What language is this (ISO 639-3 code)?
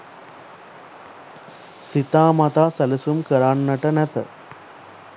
sin